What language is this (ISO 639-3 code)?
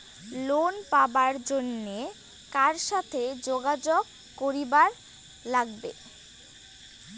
ben